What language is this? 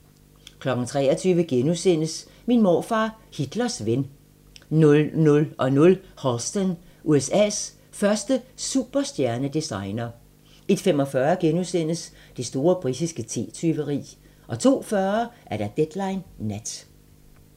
Danish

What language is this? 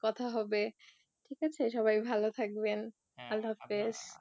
Bangla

